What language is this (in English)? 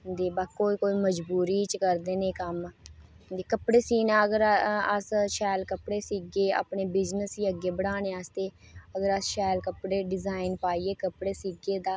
Dogri